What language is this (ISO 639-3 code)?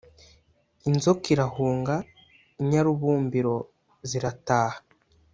kin